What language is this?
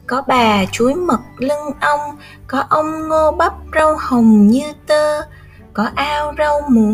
Vietnamese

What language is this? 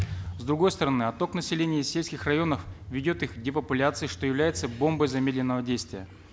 Kazakh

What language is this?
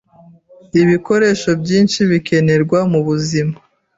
Kinyarwanda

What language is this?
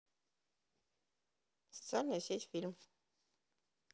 Russian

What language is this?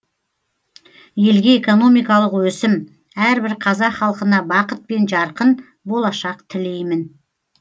Kazakh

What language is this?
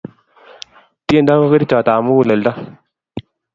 Kalenjin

